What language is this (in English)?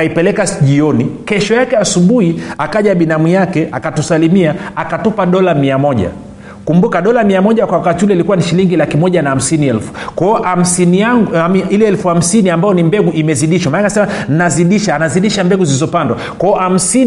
Swahili